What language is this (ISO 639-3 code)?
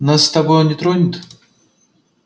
rus